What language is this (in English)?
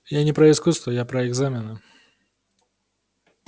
Russian